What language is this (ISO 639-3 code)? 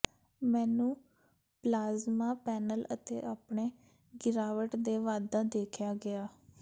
pan